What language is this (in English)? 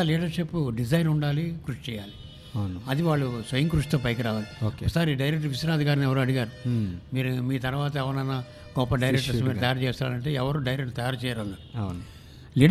Telugu